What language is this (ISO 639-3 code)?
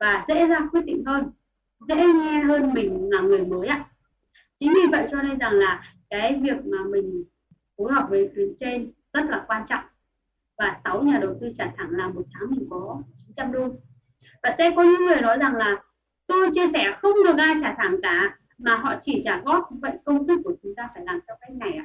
vie